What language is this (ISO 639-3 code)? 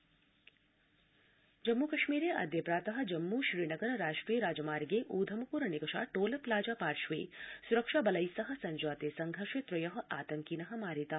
san